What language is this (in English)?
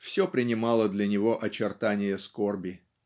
Russian